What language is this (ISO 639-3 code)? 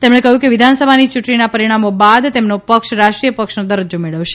guj